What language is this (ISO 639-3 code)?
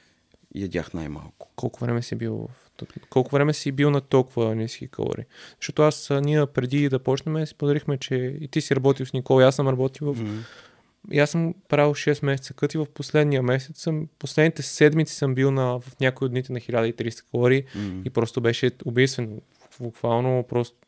bul